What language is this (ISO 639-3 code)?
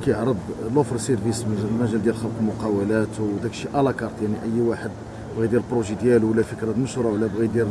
ara